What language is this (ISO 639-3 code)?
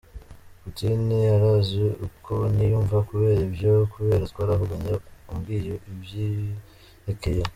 kin